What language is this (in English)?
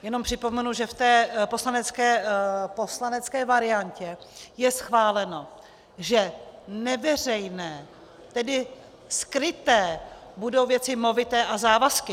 Czech